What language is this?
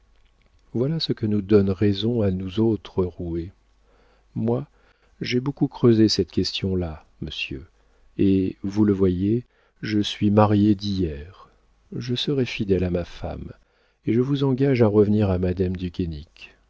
French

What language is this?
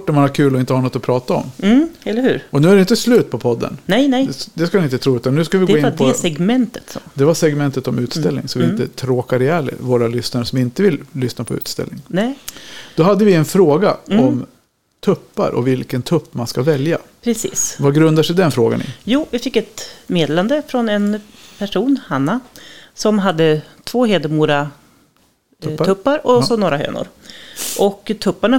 Swedish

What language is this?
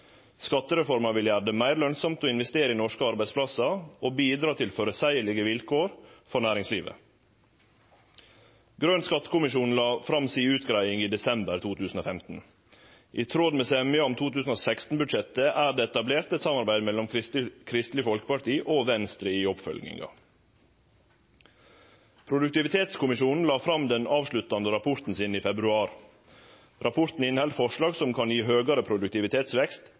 Norwegian Nynorsk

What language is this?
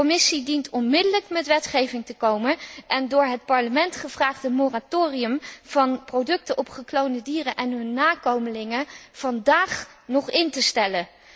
Dutch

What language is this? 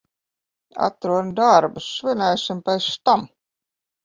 Latvian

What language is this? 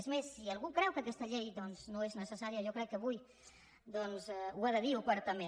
Catalan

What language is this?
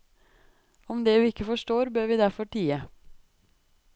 Norwegian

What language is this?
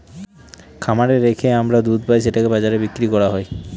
Bangla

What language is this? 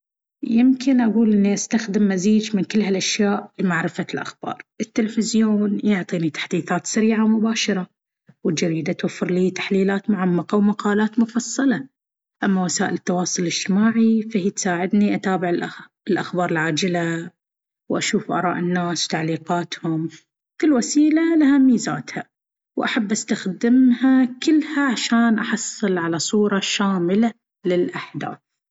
Baharna Arabic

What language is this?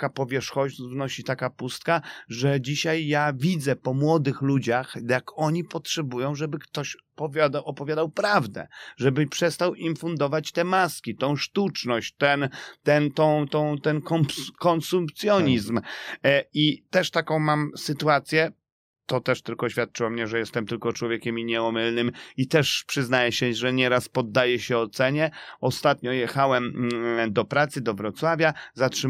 Polish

